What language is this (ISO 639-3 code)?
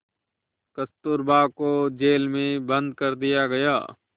hin